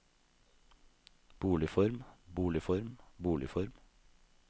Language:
Norwegian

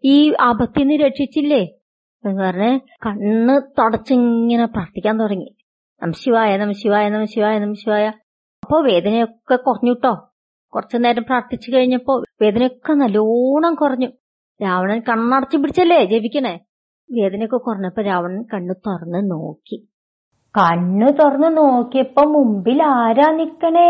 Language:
Malayalam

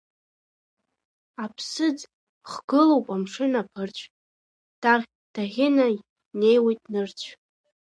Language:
Abkhazian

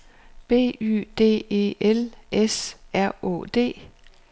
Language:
Danish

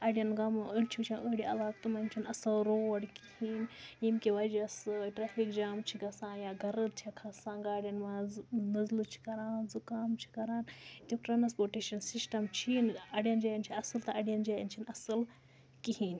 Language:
Kashmiri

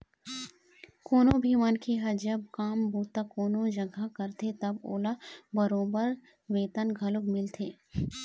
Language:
Chhattisgarhi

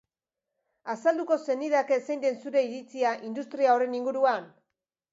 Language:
Basque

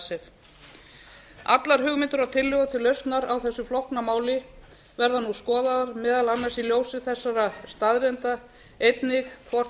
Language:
Icelandic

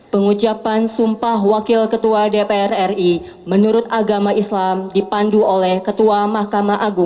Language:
Indonesian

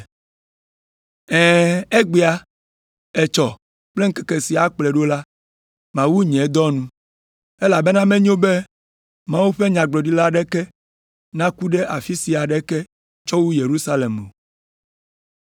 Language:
Ewe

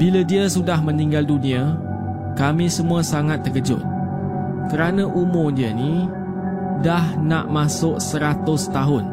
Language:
Malay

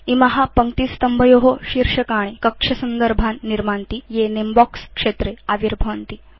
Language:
Sanskrit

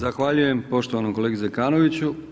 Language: Croatian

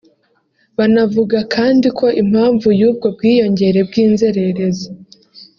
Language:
Kinyarwanda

